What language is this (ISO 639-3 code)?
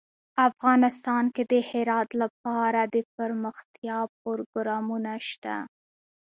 pus